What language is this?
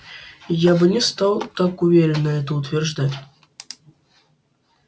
Russian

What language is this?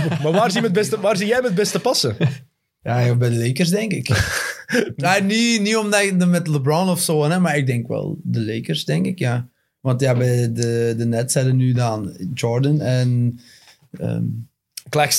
Dutch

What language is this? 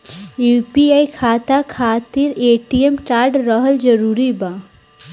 Bhojpuri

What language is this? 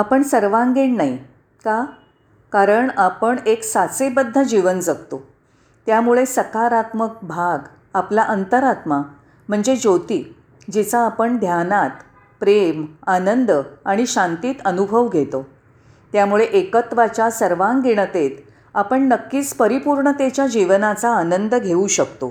Marathi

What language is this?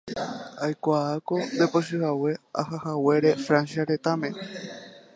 Guarani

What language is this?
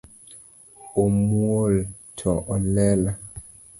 Luo (Kenya and Tanzania)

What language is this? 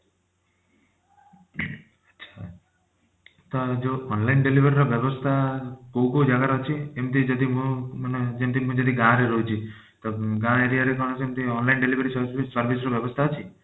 Odia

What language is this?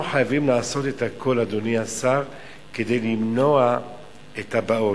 Hebrew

